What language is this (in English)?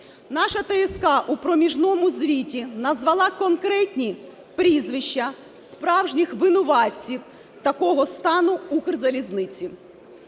Ukrainian